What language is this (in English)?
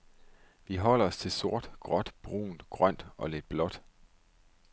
Danish